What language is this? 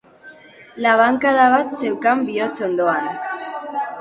Basque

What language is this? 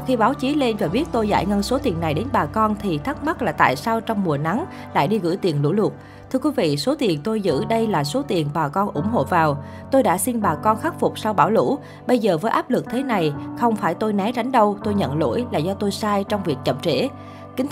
Vietnamese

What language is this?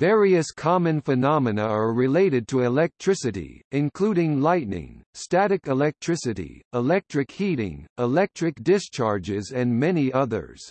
English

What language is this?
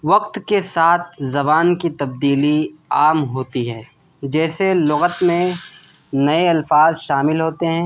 Urdu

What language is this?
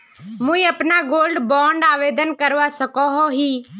Magahi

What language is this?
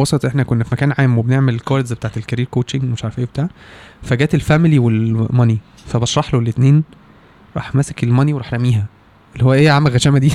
Arabic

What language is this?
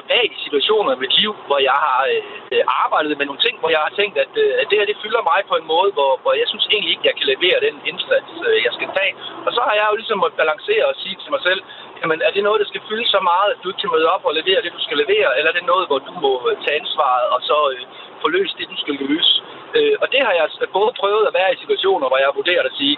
Danish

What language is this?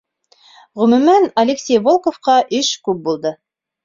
Bashkir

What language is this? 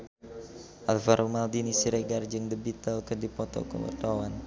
Sundanese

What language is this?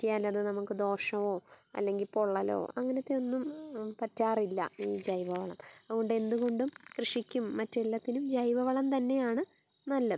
Malayalam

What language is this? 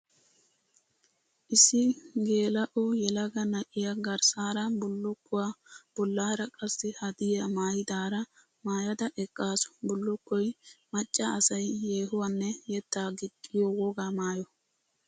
Wolaytta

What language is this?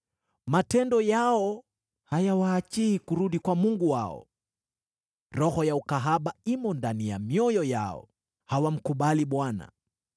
Swahili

